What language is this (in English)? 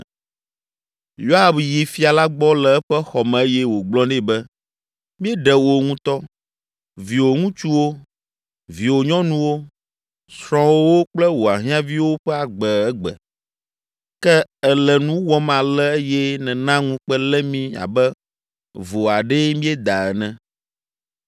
Ewe